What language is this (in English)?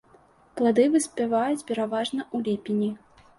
Belarusian